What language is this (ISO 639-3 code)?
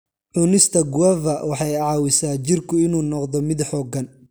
som